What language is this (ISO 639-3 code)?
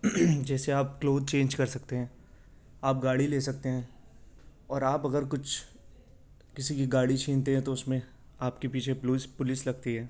urd